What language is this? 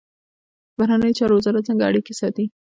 Pashto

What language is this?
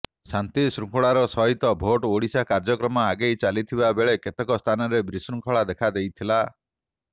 Odia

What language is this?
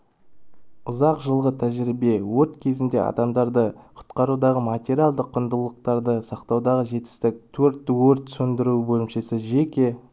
Kazakh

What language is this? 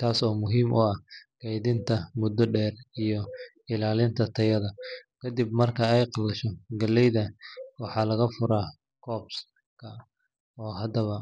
Somali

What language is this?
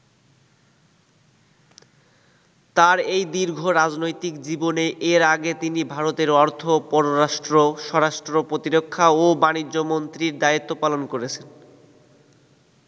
Bangla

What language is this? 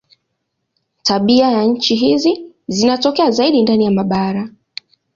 Swahili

